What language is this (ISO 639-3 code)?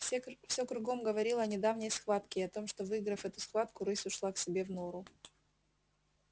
rus